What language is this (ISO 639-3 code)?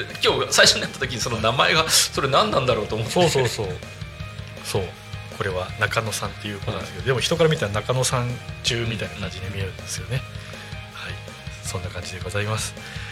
jpn